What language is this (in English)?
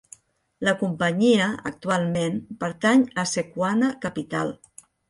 Catalan